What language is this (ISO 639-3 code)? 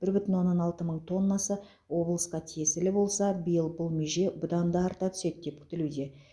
kaz